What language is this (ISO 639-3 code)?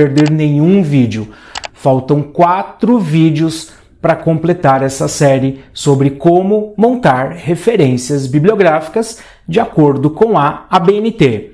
por